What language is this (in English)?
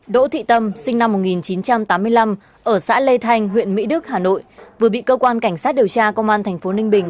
Vietnamese